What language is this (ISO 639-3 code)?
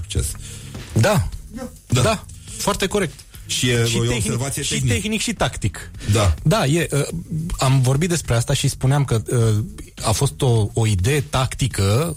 ron